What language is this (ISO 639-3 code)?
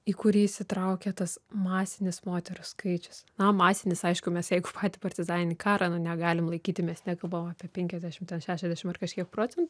lit